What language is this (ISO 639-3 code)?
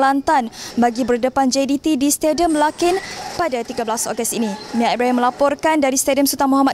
msa